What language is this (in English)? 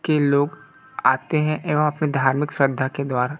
Hindi